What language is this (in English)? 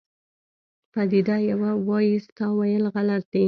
Pashto